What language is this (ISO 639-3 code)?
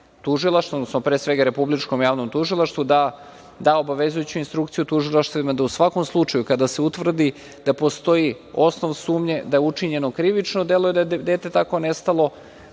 srp